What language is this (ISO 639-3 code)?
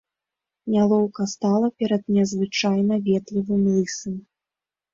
bel